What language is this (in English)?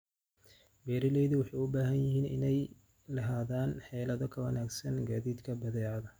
Somali